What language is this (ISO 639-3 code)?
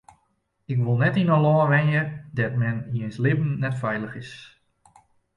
fry